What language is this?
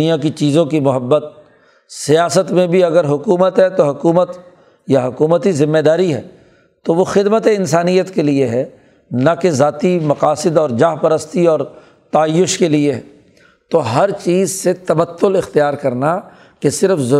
Urdu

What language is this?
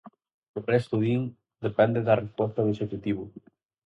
Galician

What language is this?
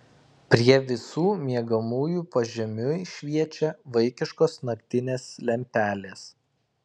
Lithuanian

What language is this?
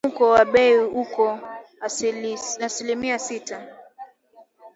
Swahili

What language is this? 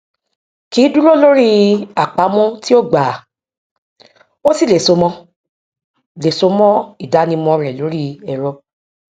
Yoruba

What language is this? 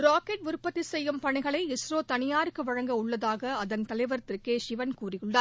Tamil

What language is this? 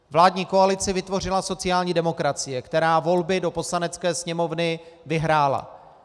Czech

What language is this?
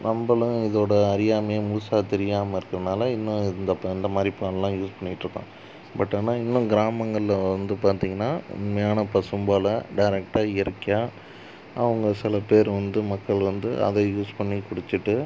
Tamil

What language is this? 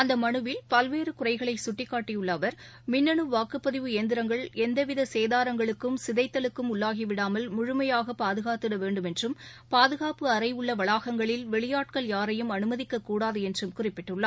Tamil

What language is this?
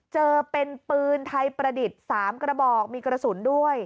Thai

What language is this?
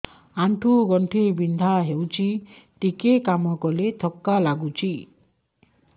Odia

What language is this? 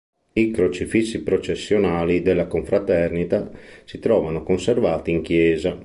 Italian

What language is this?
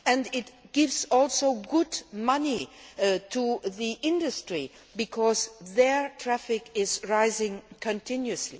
English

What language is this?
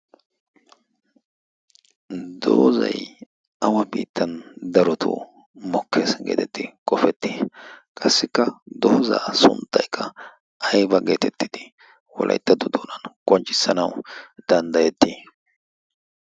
Wolaytta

